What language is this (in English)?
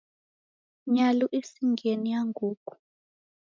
Taita